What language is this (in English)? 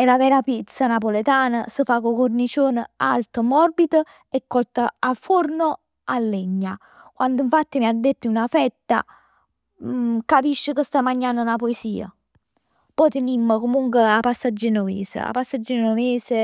Neapolitan